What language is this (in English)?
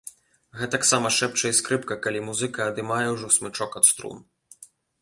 Belarusian